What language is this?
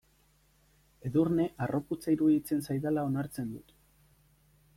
Basque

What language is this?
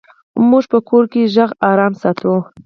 Pashto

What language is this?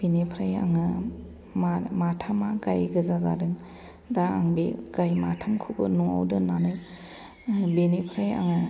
Bodo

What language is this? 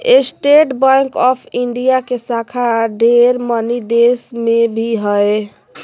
Magahi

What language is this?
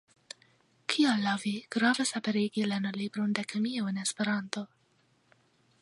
Esperanto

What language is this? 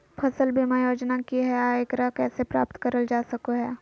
Magahi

